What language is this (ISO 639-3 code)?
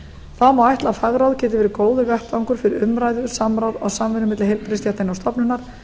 isl